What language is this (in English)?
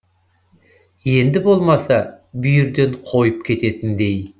Kazakh